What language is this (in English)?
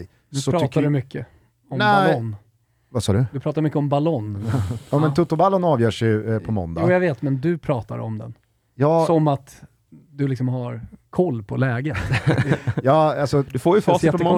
Swedish